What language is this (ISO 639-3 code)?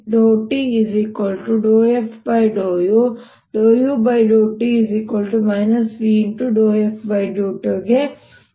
kan